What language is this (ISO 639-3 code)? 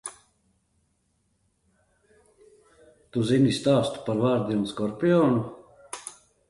lav